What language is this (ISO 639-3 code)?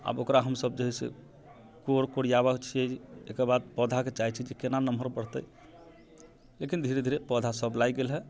mai